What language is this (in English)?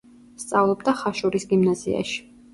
Georgian